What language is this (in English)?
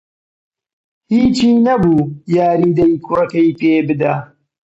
Central Kurdish